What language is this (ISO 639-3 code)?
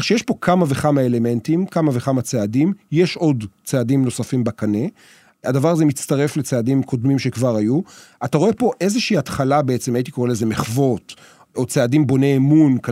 heb